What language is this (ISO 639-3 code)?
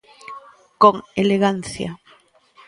glg